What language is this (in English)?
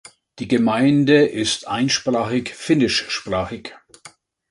German